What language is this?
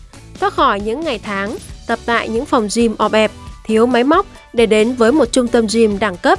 Vietnamese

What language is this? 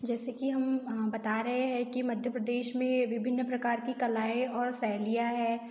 Hindi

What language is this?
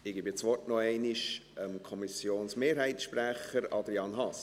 Swiss German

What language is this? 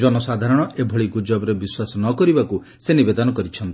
Odia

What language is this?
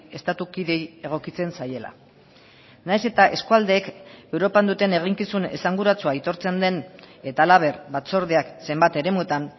Basque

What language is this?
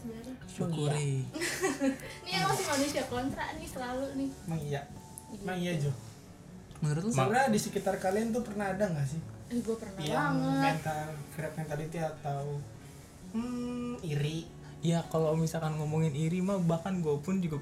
Indonesian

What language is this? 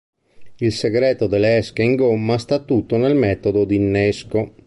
Italian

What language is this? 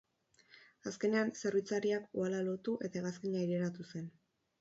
Basque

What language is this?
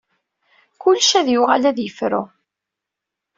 Kabyle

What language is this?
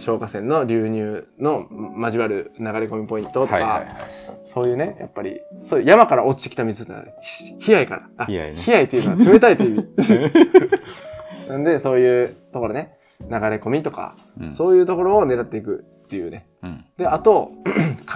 Japanese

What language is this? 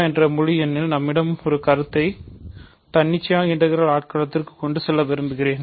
Tamil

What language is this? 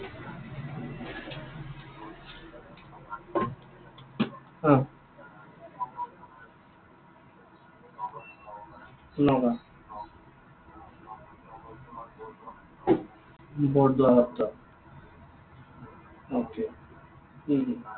Assamese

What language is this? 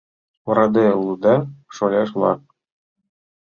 Mari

